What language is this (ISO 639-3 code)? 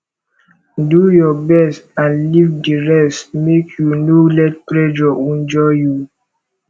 pcm